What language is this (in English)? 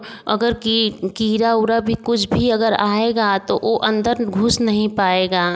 Hindi